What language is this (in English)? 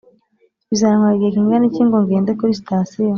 Kinyarwanda